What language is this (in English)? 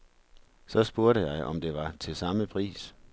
Danish